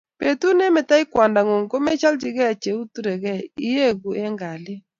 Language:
Kalenjin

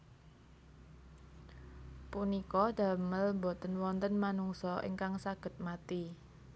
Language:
Javanese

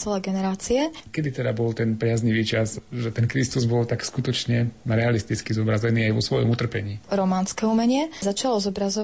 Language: Slovak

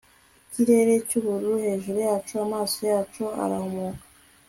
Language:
Kinyarwanda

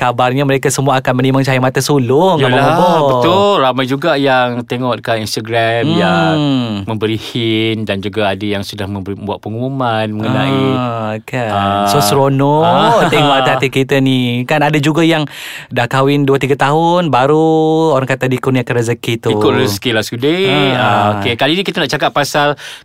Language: Malay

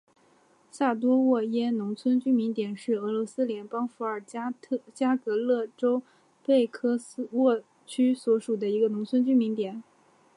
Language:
Chinese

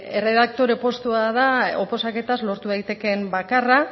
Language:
Basque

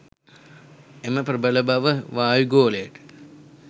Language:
Sinhala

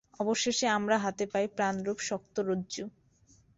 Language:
Bangla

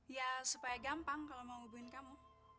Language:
Indonesian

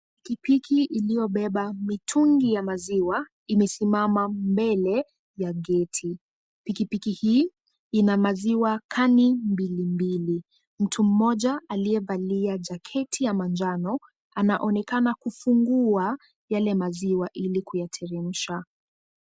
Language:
Swahili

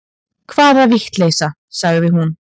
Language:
Icelandic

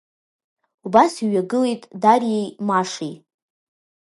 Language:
Abkhazian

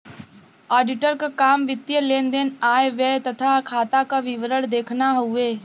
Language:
Bhojpuri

